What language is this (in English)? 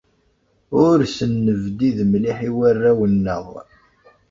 Kabyle